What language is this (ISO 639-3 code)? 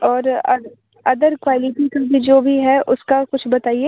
hin